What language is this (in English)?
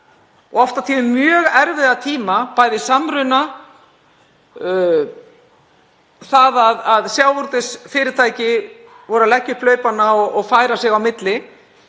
Icelandic